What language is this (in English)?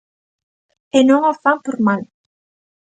Galician